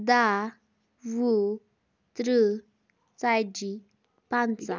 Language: Kashmiri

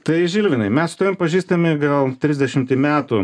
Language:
Lithuanian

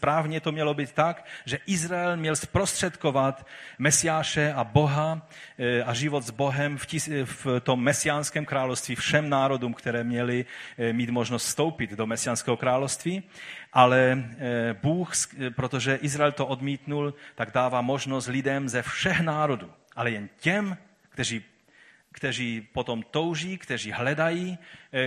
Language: Czech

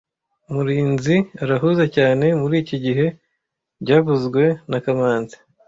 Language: Kinyarwanda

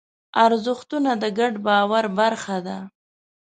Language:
Pashto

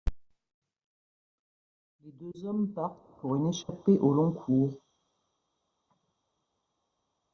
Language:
French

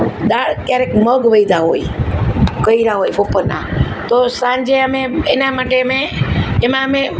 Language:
Gujarati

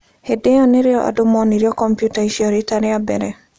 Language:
Kikuyu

